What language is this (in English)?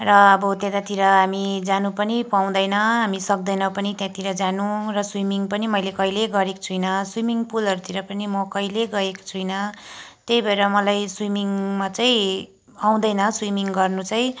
Nepali